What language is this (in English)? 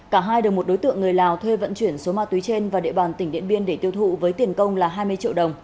Vietnamese